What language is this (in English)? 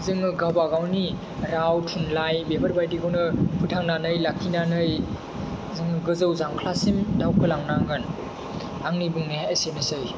Bodo